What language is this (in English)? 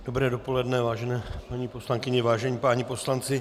Czech